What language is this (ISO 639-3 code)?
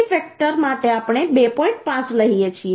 guj